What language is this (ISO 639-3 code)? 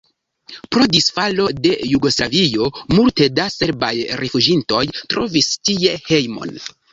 epo